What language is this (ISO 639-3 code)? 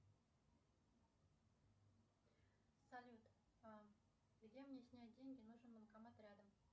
rus